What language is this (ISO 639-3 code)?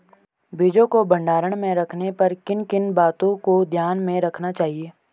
hin